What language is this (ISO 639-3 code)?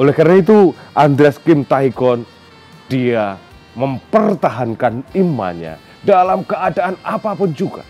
ind